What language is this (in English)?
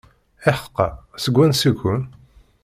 Kabyle